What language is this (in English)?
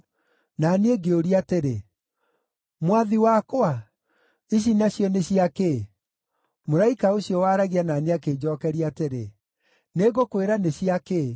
Kikuyu